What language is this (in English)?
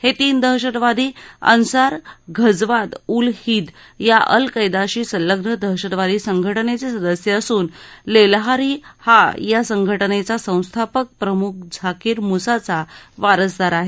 Marathi